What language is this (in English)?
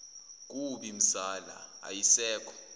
Zulu